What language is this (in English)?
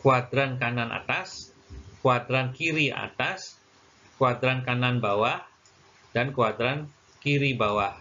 Indonesian